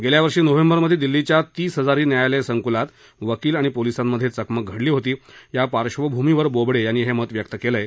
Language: Marathi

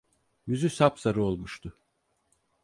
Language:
Turkish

